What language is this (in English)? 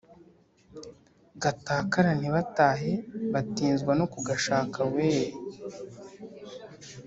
Kinyarwanda